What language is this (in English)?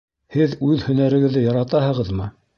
Bashkir